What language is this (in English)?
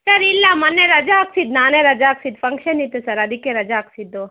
Kannada